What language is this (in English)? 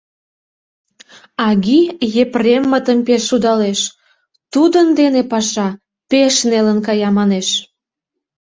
Mari